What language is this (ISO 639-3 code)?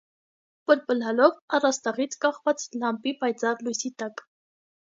hye